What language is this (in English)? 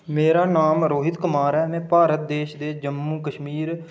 Dogri